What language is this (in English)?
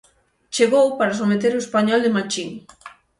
Galician